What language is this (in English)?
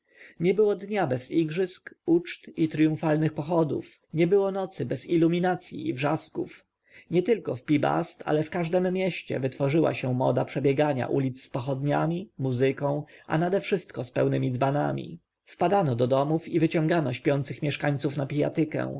Polish